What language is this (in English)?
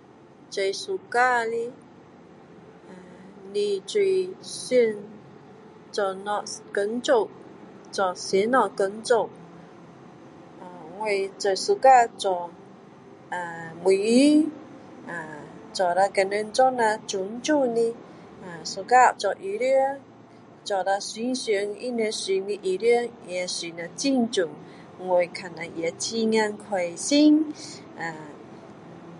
Min Dong Chinese